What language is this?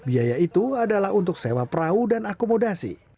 Indonesian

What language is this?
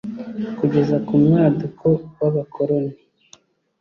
Kinyarwanda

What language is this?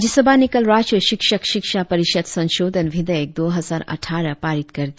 Hindi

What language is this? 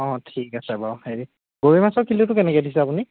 Assamese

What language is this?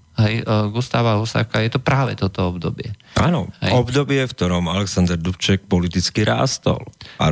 Slovak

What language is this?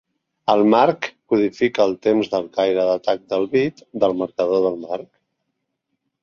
Catalan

